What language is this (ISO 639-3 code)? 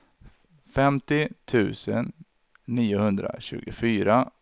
swe